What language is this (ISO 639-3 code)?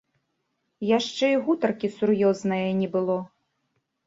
bel